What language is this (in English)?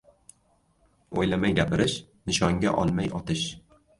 Uzbek